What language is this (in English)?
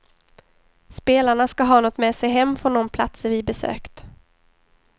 Swedish